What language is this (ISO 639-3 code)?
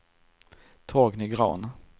swe